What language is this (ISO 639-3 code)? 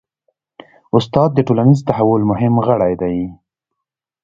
pus